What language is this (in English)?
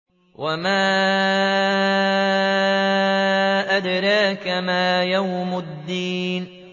Arabic